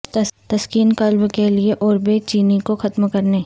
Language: Urdu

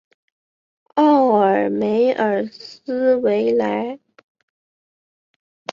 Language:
Chinese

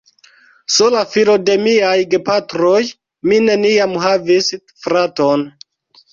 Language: Esperanto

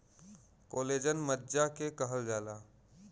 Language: Bhojpuri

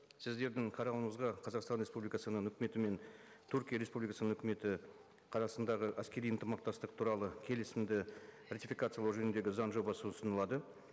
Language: Kazakh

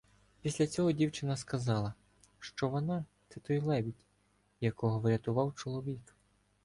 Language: Ukrainian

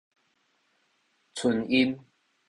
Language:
Min Nan Chinese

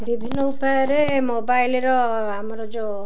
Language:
Odia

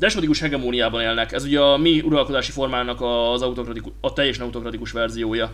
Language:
Hungarian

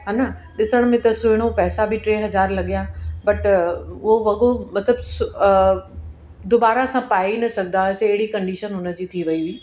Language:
Sindhi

